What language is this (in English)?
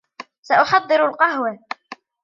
Arabic